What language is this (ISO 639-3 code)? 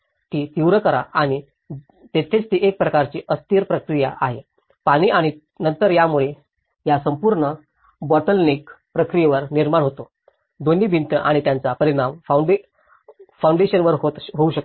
mar